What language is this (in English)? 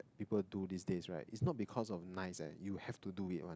English